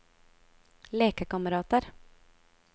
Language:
Norwegian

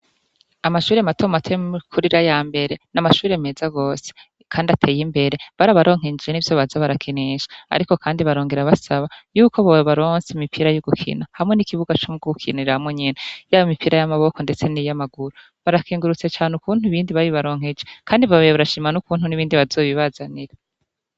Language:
Rundi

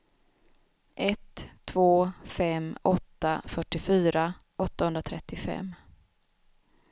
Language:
Swedish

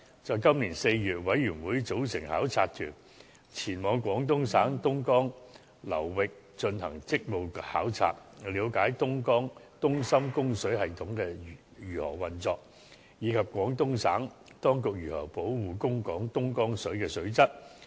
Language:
Cantonese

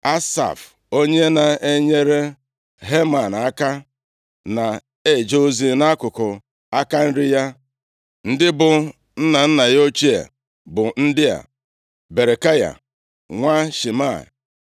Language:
Igbo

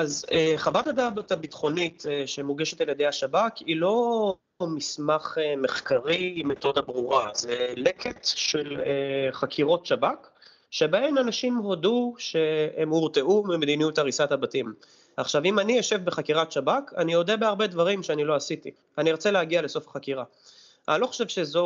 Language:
Hebrew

